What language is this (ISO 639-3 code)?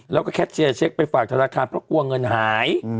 tha